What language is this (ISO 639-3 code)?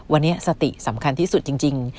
tha